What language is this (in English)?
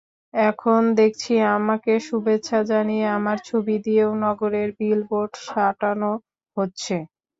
Bangla